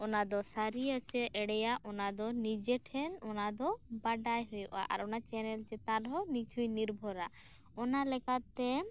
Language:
Santali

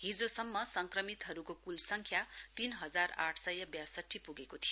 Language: Nepali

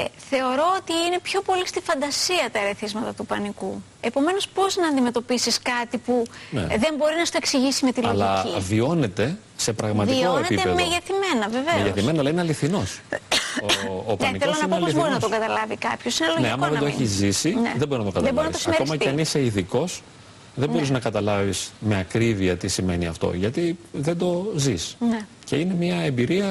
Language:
Greek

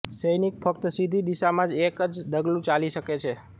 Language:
Gujarati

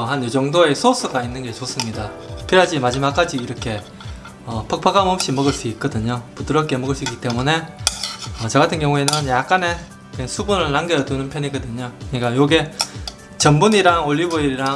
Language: Korean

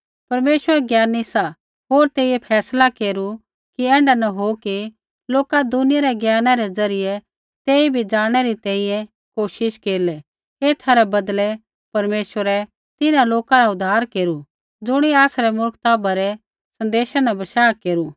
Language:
Kullu Pahari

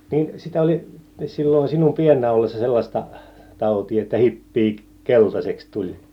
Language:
Finnish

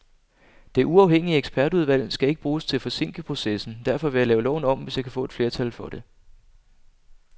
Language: Danish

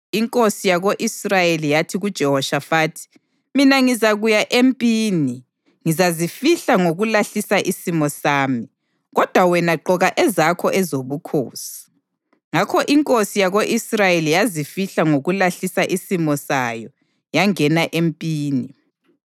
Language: North Ndebele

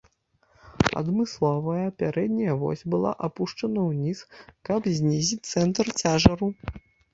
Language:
Belarusian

